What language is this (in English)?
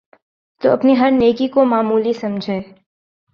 Urdu